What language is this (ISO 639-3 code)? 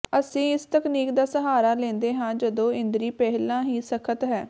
pan